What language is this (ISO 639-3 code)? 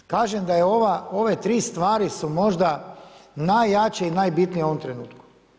hrv